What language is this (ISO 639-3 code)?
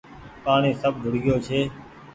gig